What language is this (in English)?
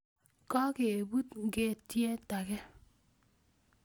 Kalenjin